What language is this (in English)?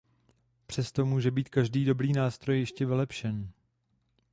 Czech